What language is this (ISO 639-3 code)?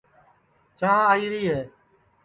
ssi